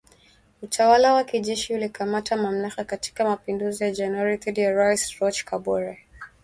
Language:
Swahili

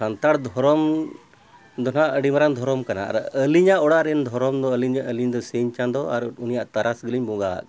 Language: Santali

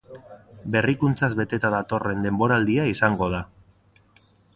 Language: Basque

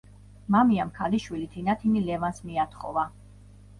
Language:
Georgian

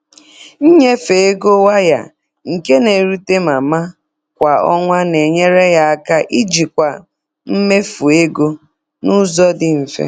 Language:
Igbo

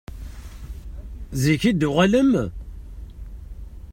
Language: Kabyle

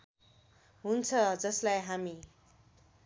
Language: Nepali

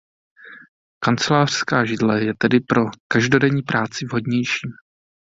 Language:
Czech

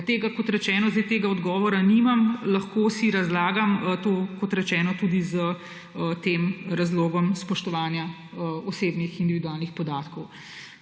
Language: Slovenian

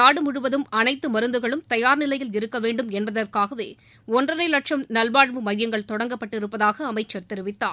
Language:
Tamil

